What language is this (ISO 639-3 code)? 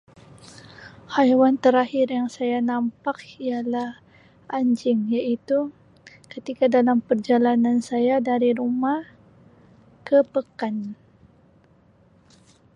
msi